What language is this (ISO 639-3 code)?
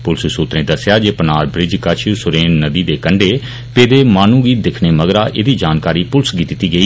doi